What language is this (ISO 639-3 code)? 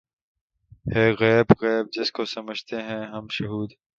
urd